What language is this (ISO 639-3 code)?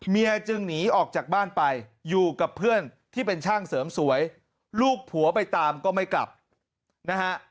tha